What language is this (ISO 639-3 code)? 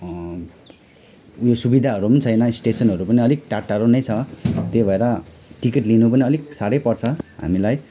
nep